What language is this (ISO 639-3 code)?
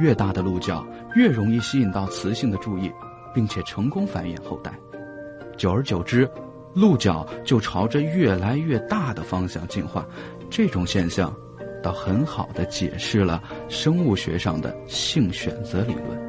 zho